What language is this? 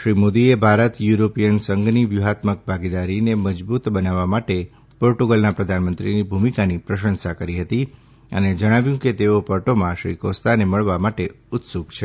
Gujarati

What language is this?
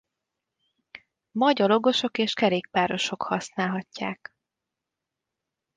Hungarian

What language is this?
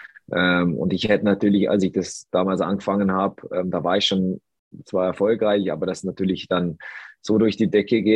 German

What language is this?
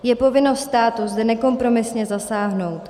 Czech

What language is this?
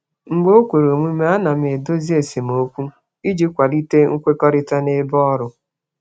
Igbo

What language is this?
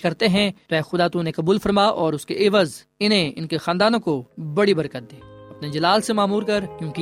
Urdu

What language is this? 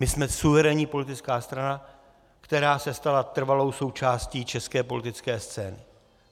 Czech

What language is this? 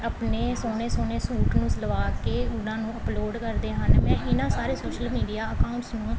Punjabi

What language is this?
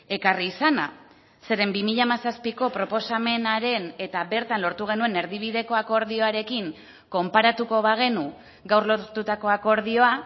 Basque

